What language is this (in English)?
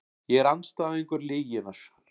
Icelandic